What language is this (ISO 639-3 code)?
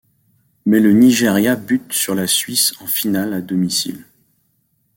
fra